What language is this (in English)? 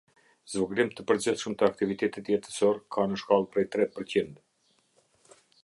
Albanian